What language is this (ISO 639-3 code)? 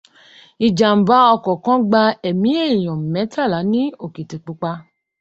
yor